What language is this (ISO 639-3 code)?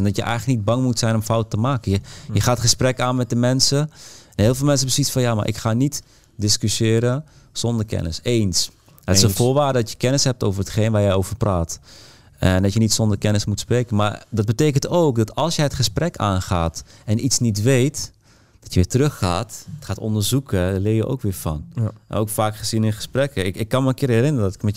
nld